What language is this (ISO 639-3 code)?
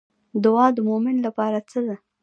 pus